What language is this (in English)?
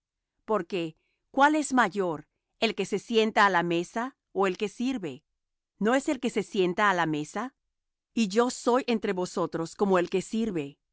Spanish